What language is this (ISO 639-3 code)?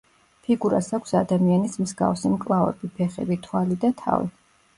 kat